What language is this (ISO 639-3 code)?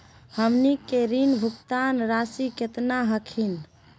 mag